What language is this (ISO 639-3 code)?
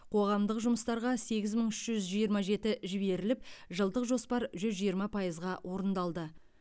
kaz